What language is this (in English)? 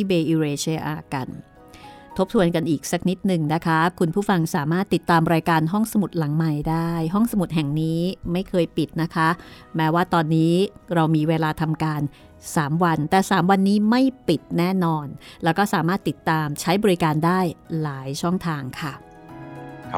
Thai